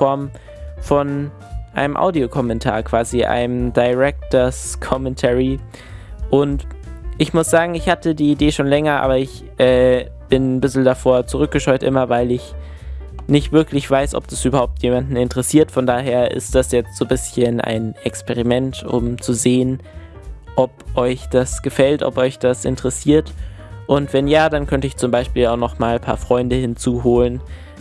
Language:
German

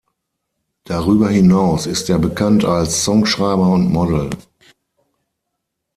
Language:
German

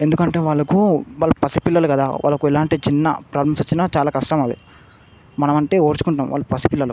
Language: Telugu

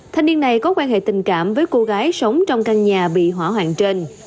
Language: Vietnamese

